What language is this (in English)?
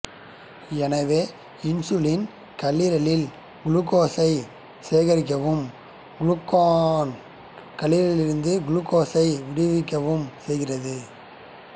Tamil